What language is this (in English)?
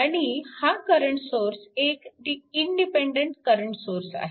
Marathi